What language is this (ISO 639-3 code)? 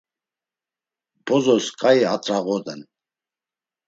lzz